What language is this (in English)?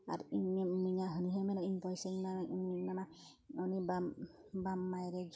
Santali